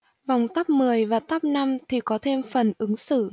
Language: Vietnamese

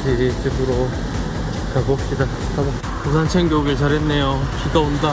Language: Korean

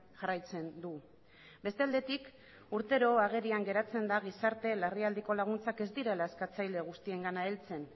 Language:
Basque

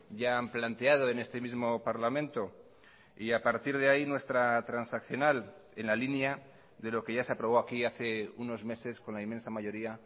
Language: Spanish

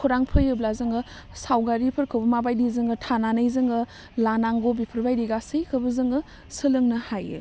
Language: Bodo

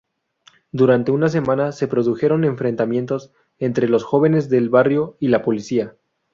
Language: Spanish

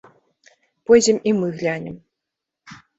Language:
Belarusian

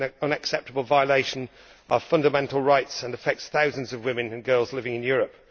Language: English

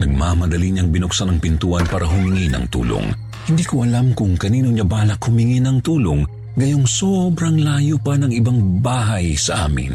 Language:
Filipino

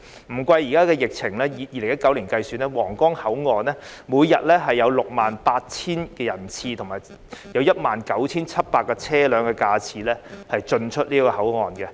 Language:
Cantonese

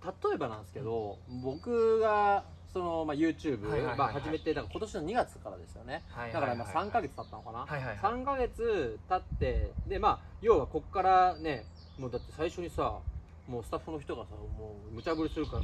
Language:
Japanese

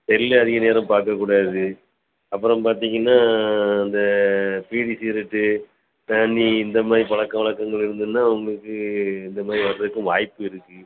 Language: Tamil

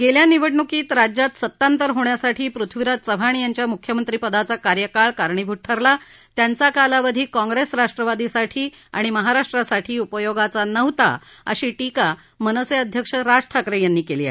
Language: Marathi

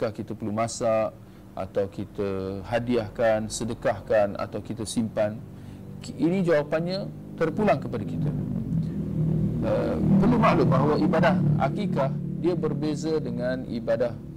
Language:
Malay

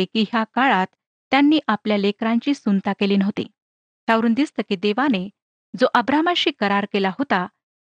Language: Marathi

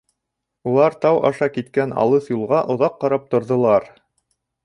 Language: Bashkir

